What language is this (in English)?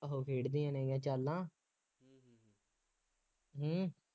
Punjabi